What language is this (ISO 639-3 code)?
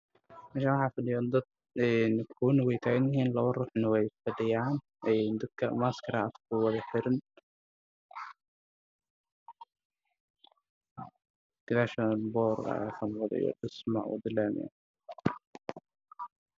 som